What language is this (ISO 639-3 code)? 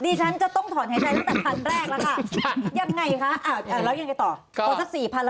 tha